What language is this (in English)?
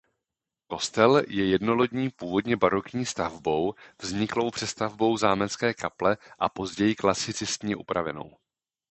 Czech